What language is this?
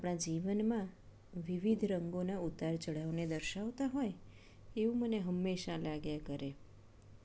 Gujarati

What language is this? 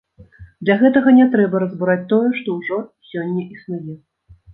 Belarusian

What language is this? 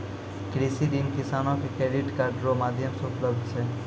Maithili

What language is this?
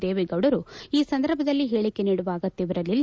Kannada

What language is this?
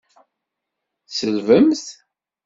Kabyle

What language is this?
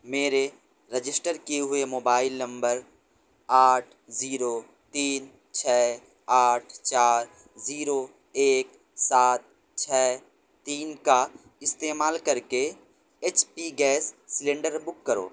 Urdu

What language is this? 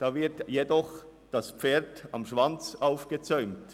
Swiss German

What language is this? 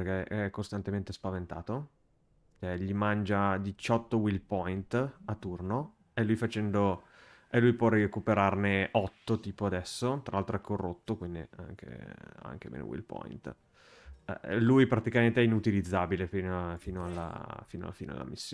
Italian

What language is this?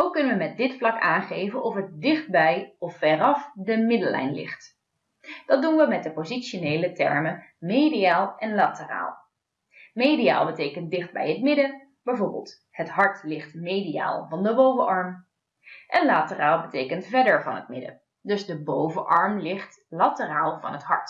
Dutch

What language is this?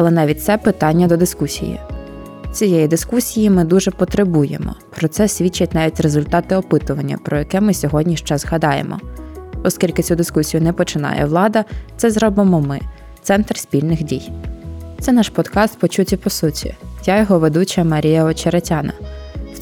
Ukrainian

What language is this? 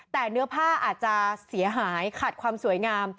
Thai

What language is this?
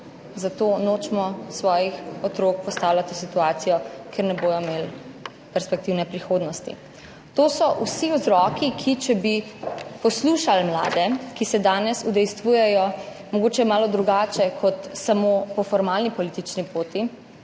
Slovenian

